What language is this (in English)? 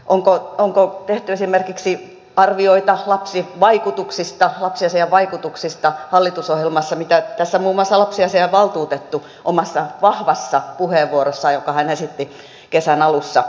Finnish